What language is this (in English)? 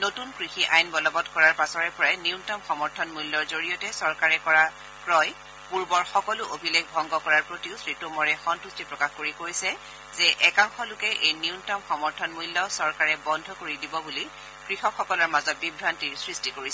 Assamese